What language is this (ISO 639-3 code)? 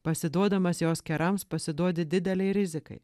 lit